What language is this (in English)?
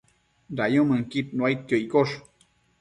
Matsés